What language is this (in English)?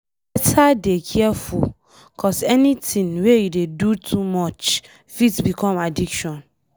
Nigerian Pidgin